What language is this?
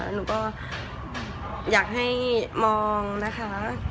Thai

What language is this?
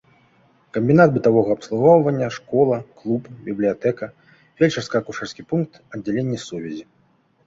Belarusian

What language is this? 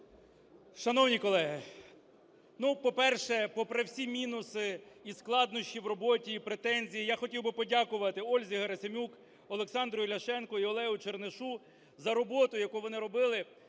Ukrainian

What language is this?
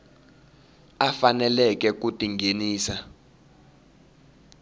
Tsonga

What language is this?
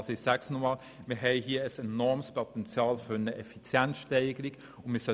Swiss German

